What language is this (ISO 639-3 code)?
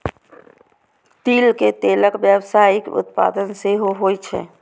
mai